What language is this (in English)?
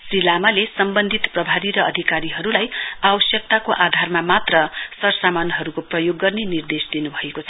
Nepali